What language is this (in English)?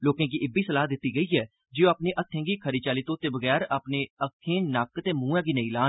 Dogri